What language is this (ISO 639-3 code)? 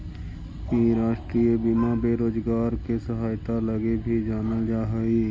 mag